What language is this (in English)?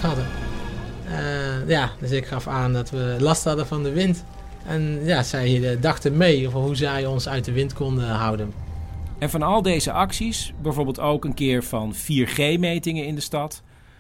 Dutch